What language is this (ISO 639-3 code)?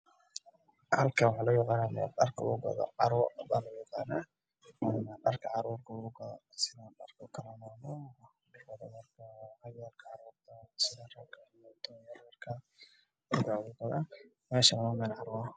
som